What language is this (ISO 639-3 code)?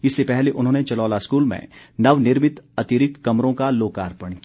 hin